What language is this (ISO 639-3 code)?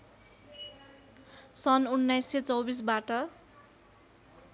nep